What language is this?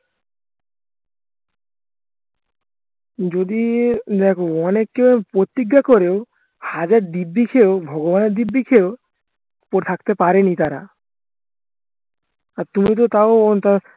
Bangla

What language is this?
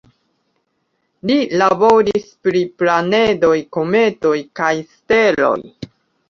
Esperanto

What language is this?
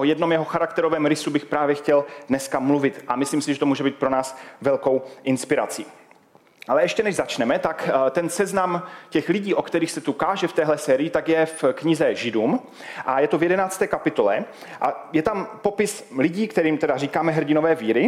Czech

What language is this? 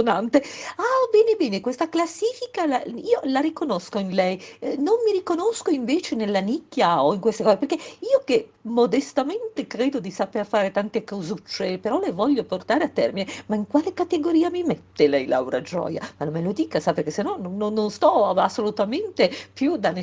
Italian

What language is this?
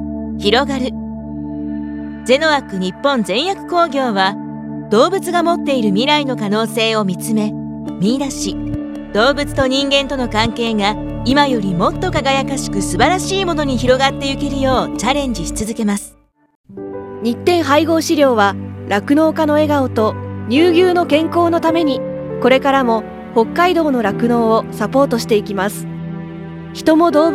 Japanese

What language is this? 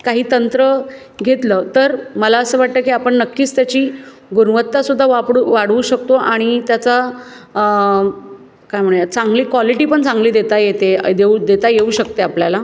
Marathi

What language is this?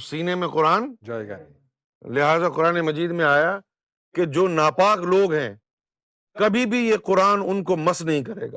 Urdu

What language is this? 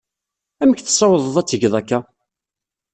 Kabyle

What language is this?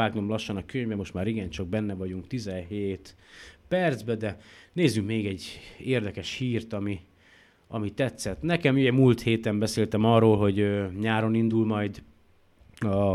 Hungarian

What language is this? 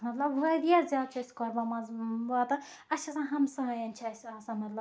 Kashmiri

